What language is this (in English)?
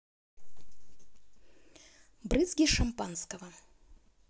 Russian